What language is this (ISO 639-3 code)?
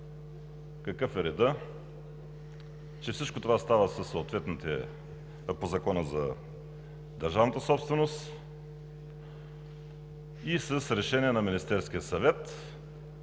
bul